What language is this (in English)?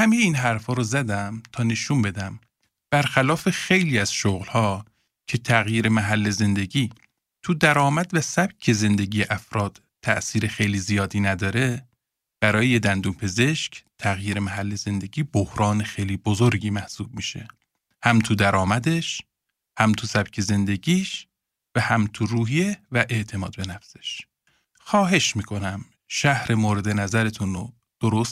Persian